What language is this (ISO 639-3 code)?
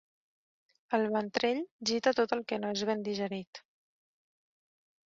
cat